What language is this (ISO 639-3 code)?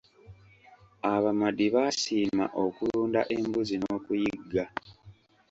lug